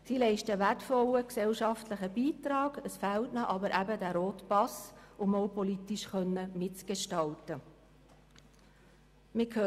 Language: Swiss German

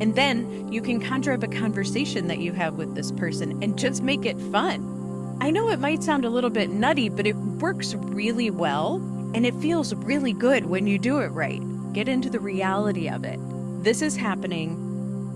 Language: English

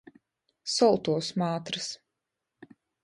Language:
Latgalian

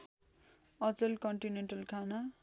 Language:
Nepali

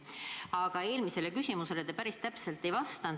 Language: Estonian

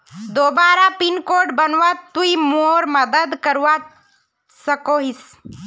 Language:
Magahi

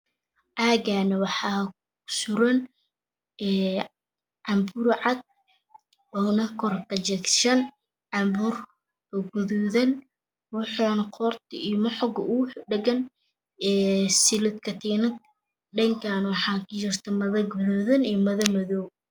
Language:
Somali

